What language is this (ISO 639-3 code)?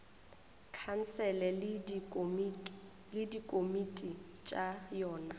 nso